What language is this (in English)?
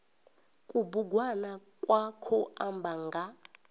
Venda